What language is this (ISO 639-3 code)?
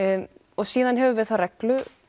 isl